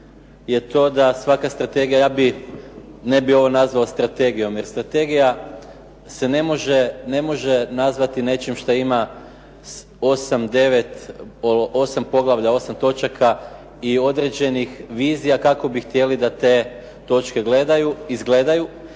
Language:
Croatian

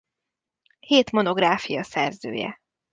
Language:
Hungarian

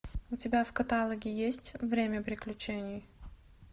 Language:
Russian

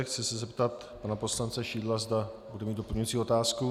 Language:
Czech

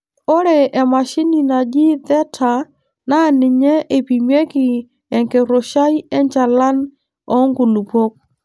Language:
Masai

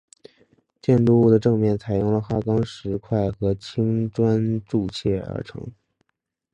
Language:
Chinese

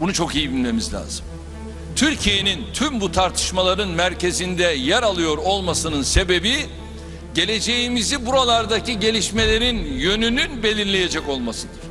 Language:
Turkish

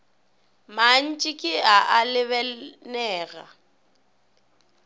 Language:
Northern Sotho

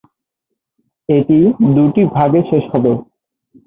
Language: Bangla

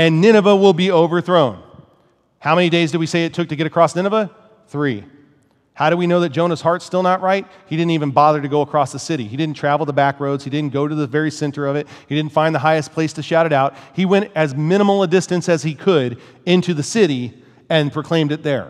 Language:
English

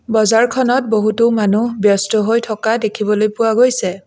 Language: Assamese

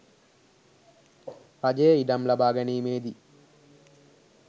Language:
Sinhala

